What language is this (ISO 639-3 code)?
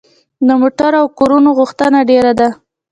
pus